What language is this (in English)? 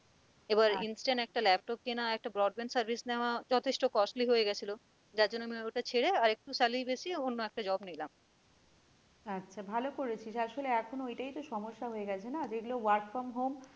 Bangla